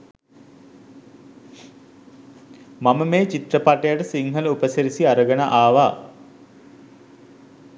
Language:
Sinhala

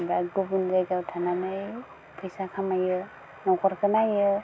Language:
Bodo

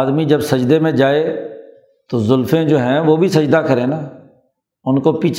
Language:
Urdu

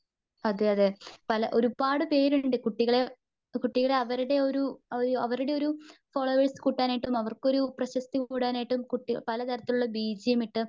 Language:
Malayalam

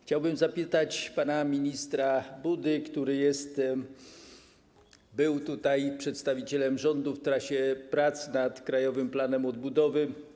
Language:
Polish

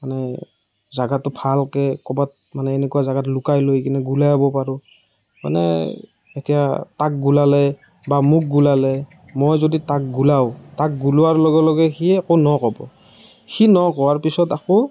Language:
Assamese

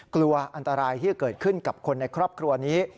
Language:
Thai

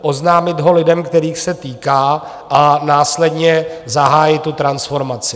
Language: Czech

